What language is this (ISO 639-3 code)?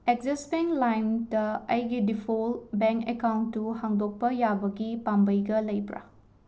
mni